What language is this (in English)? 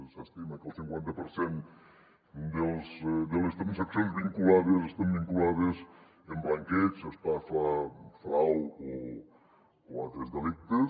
Catalan